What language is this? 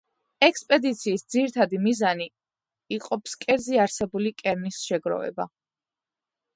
Georgian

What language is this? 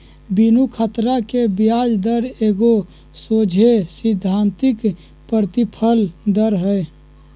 Magahi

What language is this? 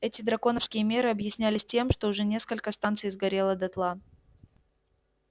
Russian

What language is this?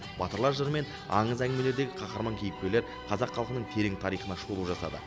Kazakh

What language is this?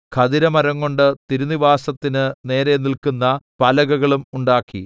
Malayalam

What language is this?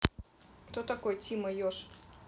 Russian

